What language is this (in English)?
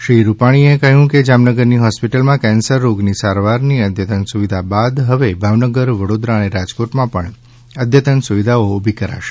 Gujarati